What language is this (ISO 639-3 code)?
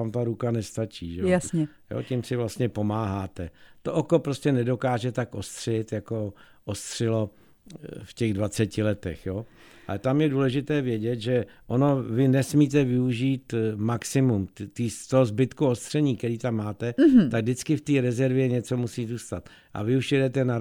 ces